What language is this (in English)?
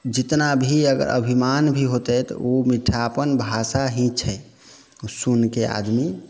Maithili